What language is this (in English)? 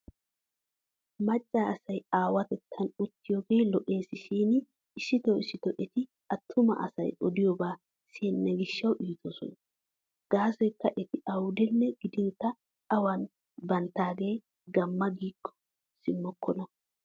Wolaytta